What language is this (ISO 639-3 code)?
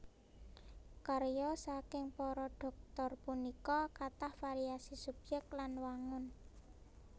jav